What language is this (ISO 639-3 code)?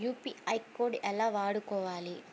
tel